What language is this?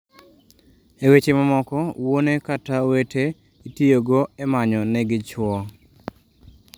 Luo (Kenya and Tanzania)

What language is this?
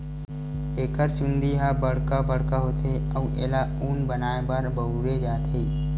Chhattisgarhi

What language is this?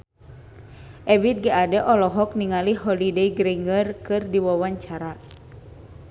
Sundanese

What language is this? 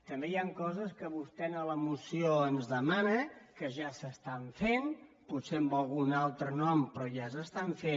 Catalan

